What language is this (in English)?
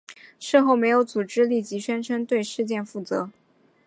Chinese